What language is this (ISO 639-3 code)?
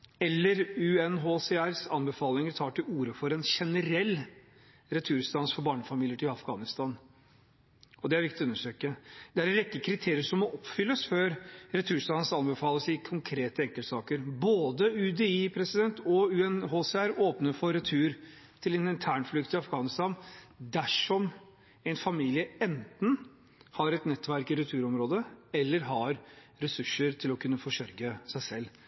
nob